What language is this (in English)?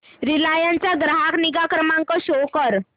Marathi